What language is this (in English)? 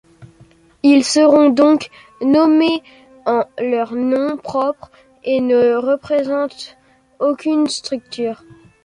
French